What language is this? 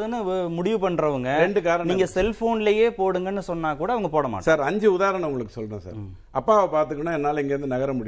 Tamil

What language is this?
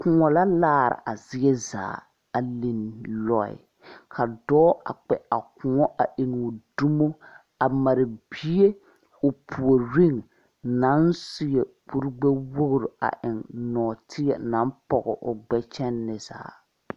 Southern Dagaare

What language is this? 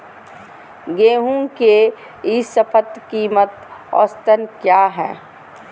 Magahi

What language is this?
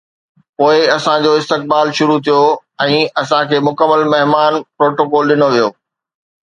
Sindhi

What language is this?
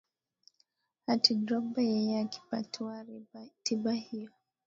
Swahili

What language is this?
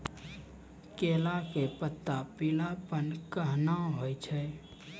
Maithili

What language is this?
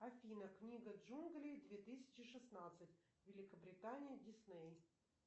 Russian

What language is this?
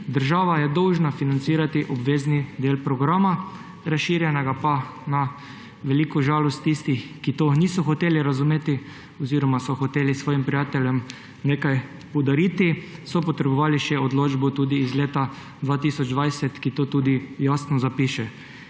Slovenian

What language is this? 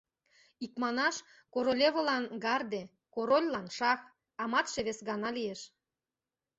Mari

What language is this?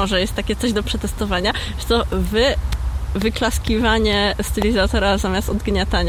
Polish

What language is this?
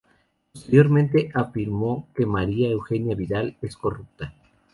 Spanish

